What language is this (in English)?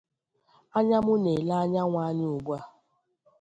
Igbo